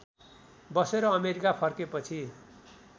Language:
Nepali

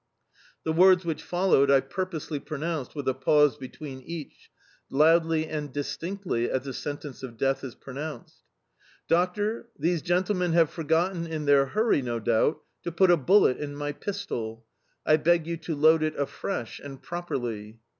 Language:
English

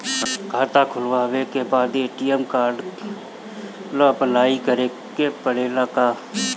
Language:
Bhojpuri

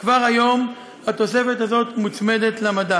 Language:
Hebrew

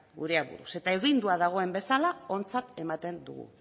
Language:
Basque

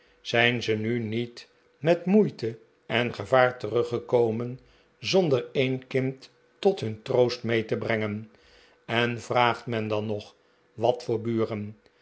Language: Dutch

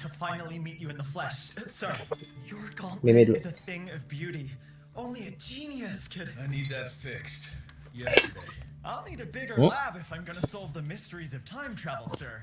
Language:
Indonesian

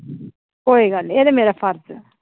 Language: Dogri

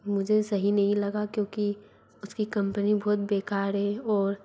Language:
Hindi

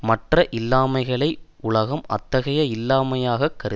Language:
Tamil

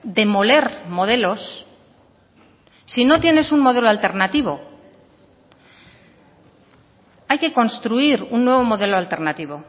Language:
Spanish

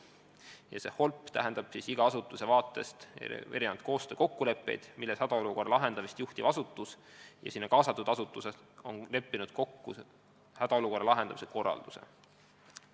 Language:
Estonian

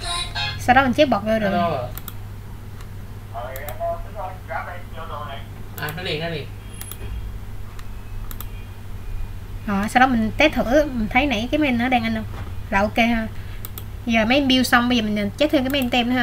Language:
Vietnamese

